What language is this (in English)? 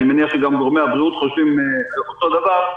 Hebrew